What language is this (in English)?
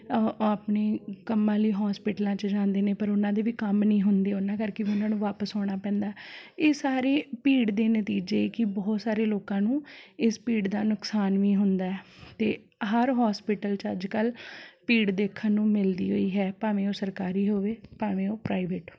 Punjabi